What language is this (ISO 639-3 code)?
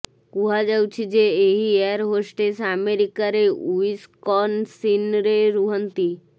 ori